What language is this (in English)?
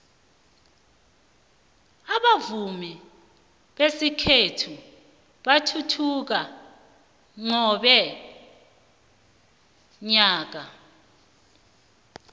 South Ndebele